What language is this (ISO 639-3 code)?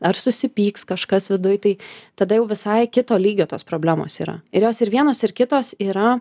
lit